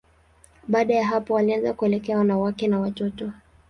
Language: Swahili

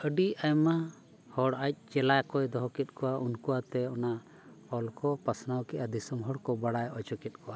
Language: Santali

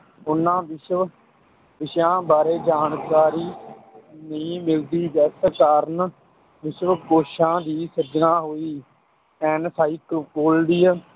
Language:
Punjabi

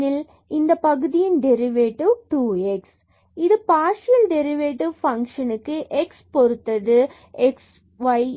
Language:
Tamil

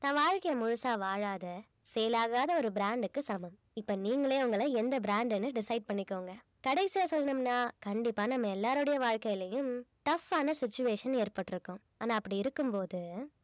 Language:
Tamil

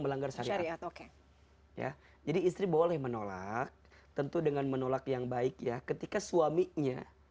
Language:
Indonesian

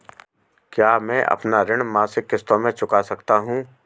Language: Hindi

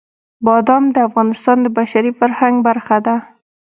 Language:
Pashto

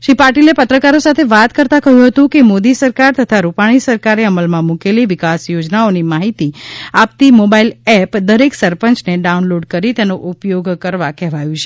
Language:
Gujarati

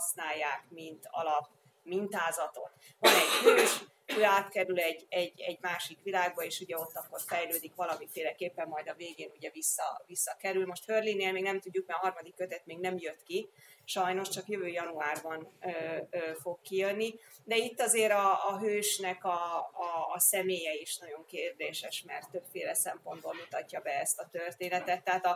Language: Hungarian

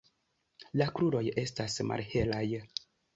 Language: Esperanto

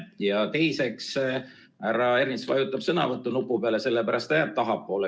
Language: Estonian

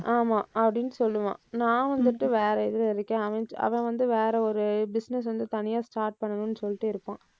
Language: Tamil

